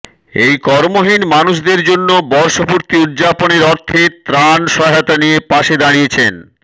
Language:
Bangla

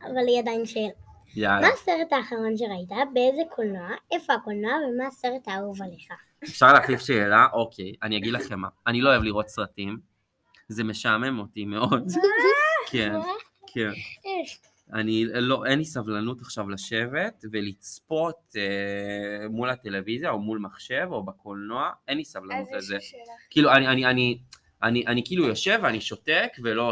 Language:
Hebrew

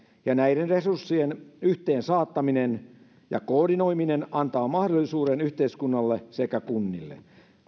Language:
Finnish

